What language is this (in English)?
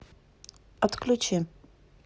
Russian